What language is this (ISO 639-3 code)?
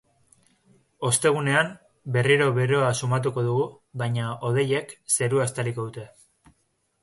eus